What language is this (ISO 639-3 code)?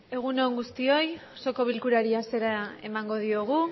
eus